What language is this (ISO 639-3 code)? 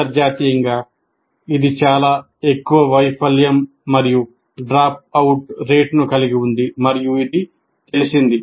tel